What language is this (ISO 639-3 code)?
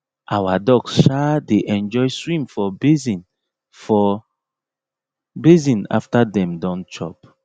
pcm